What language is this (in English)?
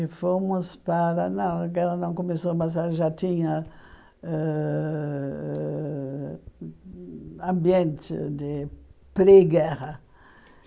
Portuguese